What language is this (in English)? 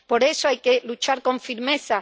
Spanish